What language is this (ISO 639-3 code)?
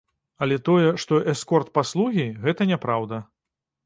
bel